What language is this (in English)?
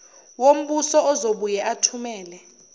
Zulu